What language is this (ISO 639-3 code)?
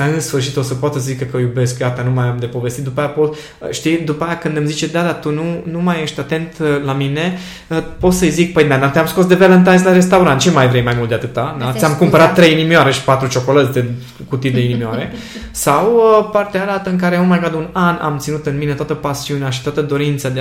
ron